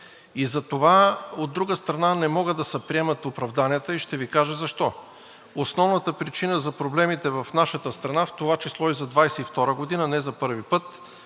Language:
Bulgarian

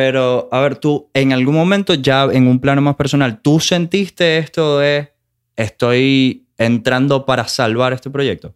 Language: Spanish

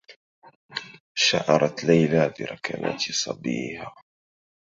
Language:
Arabic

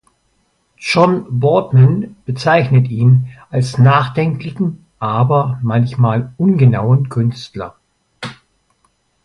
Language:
German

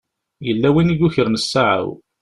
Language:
Kabyle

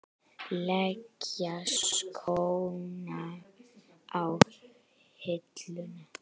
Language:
Icelandic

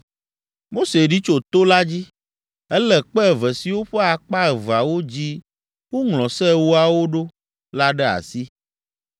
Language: Ewe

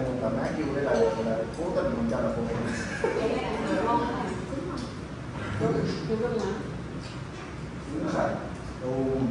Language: Vietnamese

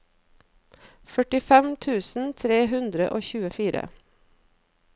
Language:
Norwegian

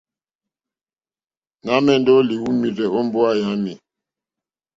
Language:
Mokpwe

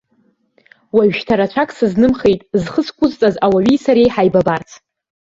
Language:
Abkhazian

